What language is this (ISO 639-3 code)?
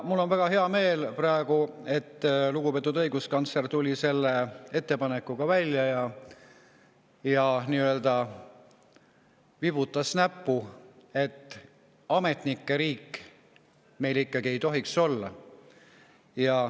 est